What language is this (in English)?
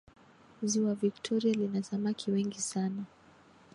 Swahili